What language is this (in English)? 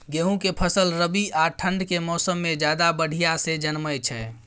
Maithili